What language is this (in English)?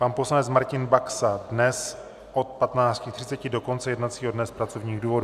Czech